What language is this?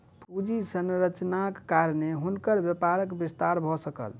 Maithili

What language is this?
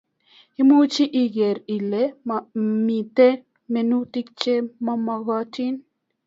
Kalenjin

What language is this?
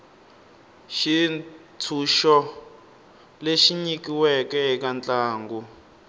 Tsonga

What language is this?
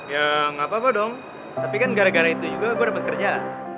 Indonesian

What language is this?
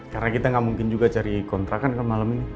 Indonesian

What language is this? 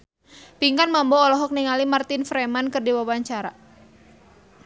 Sundanese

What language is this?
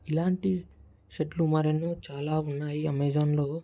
Telugu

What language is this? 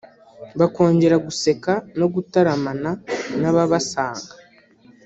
Kinyarwanda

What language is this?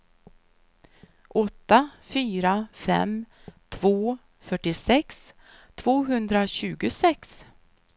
Swedish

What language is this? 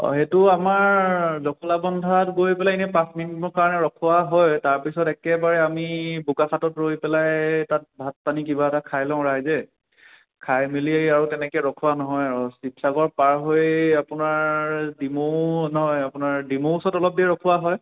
Assamese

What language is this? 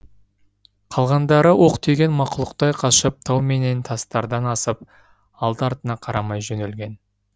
Kazakh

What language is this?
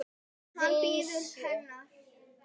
Icelandic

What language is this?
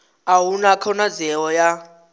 Venda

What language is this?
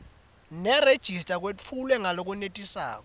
Swati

